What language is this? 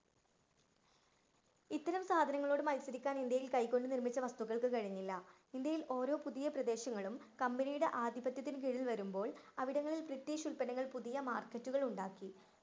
Malayalam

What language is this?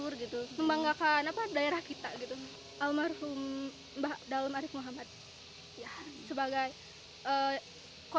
Indonesian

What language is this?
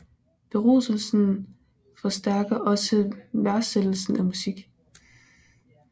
Danish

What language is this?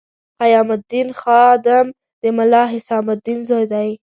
Pashto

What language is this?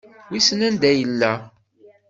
Kabyle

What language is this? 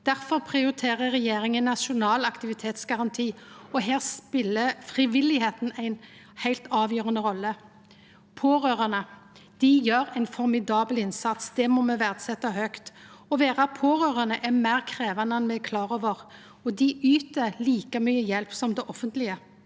Norwegian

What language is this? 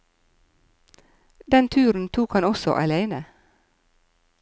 Norwegian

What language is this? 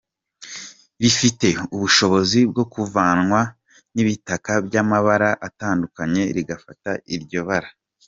Kinyarwanda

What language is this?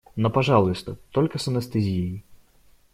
Russian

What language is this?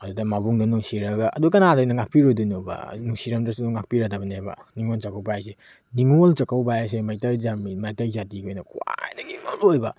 Manipuri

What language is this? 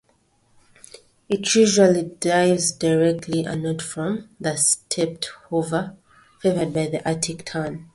English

